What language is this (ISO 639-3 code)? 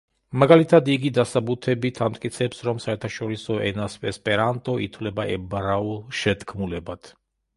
kat